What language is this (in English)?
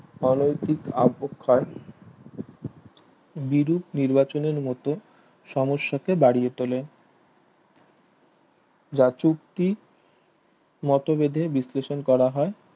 Bangla